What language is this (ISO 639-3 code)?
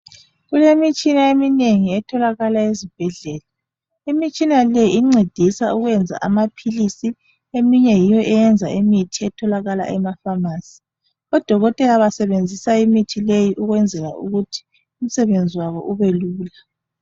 nde